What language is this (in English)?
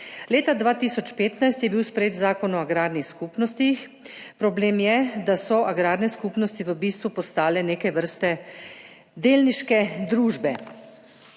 Slovenian